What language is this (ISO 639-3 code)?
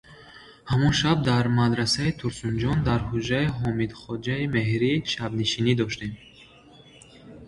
tgk